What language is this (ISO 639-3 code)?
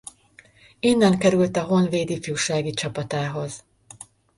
hun